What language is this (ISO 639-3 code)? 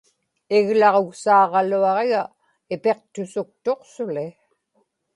ipk